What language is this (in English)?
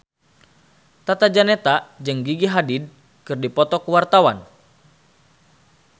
Sundanese